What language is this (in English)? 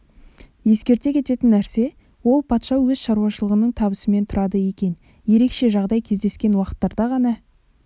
Kazakh